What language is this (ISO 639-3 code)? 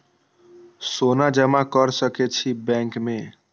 mai